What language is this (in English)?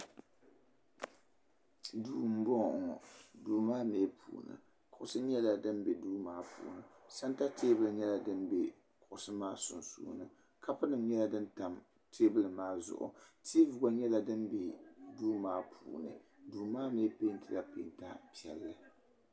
Dagbani